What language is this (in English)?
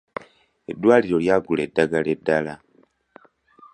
Ganda